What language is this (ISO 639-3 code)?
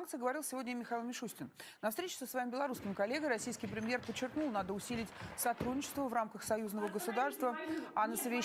rus